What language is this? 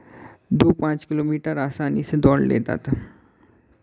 Hindi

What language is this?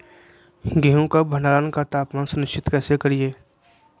Magahi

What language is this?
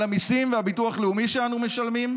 Hebrew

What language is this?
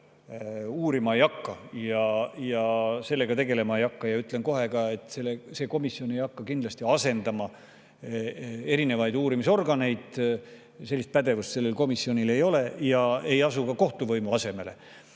Estonian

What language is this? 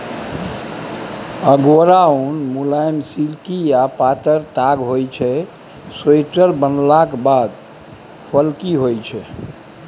Maithili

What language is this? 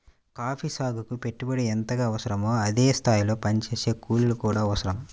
Telugu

